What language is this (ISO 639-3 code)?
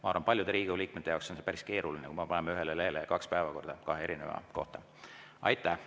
est